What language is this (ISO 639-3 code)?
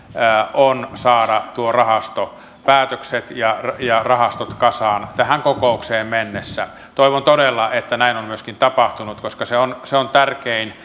fin